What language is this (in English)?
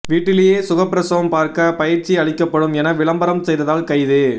Tamil